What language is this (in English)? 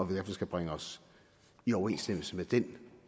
Danish